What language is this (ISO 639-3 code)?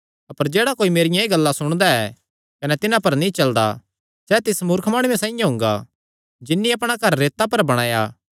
xnr